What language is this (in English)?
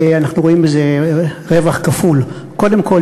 Hebrew